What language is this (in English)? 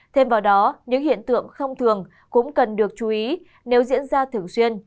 Vietnamese